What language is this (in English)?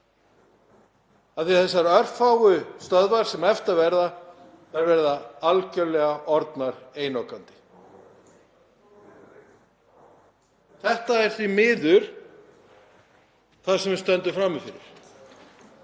Icelandic